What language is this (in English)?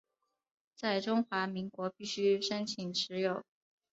Chinese